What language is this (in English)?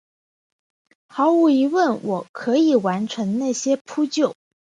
Chinese